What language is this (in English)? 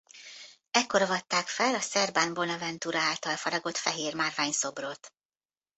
Hungarian